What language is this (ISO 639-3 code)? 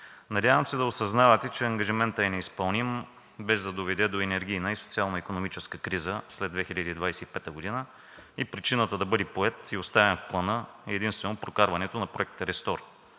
bul